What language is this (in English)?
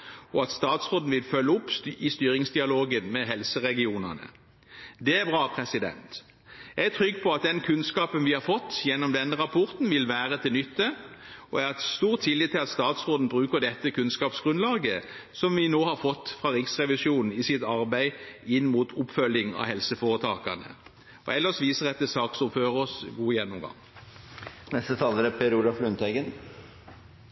Norwegian Bokmål